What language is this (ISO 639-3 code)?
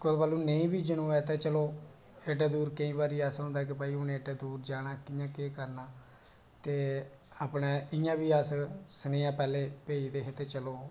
doi